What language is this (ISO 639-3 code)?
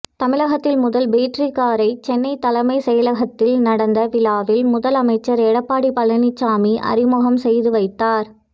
tam